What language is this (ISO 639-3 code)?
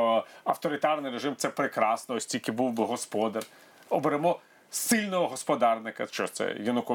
ukr